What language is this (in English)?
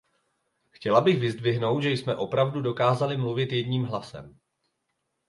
Czech